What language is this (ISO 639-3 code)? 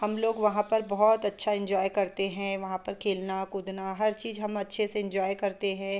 hin